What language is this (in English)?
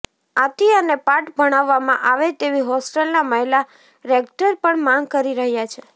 Gujarati